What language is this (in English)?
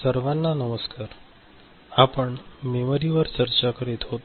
Marathi